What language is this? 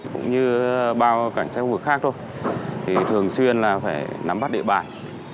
Vietnamese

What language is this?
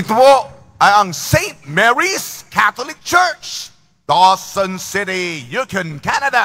Filipino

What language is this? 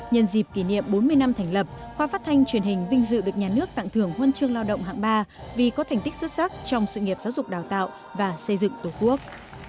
Vietnamese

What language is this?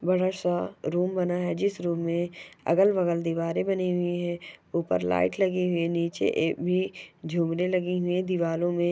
Magahi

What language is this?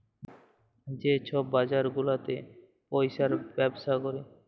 Bangla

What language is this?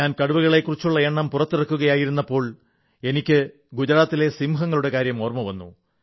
Malayalam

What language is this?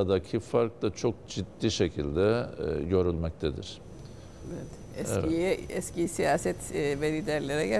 Turkish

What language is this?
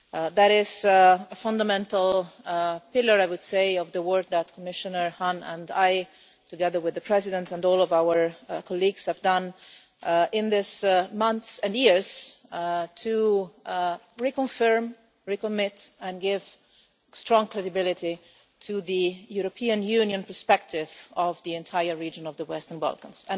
English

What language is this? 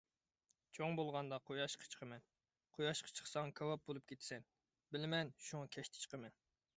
Uyghur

